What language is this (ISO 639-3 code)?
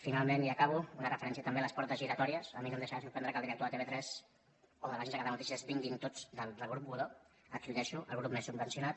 cat